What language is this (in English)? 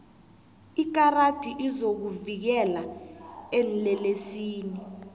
South Ndebele